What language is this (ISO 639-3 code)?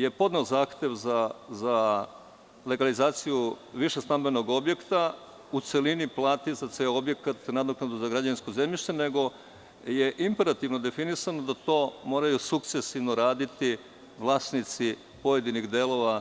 srp